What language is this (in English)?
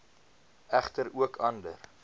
Afrikaans